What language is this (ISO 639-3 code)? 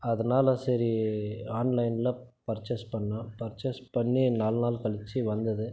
tam